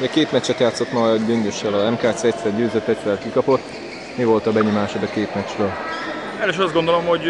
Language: Hungarian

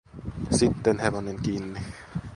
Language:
Finnish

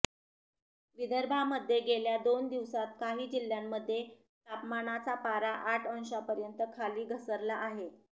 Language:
Marathi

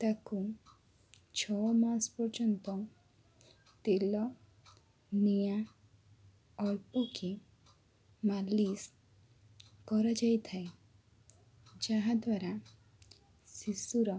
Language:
Odia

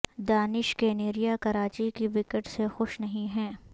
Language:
Urdu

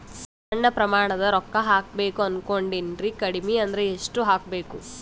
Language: Kannada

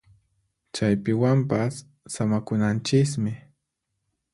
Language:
Puno Quechua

